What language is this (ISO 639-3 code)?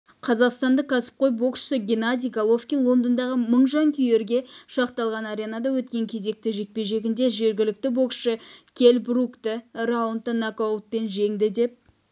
kaz